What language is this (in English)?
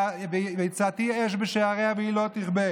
Hebrew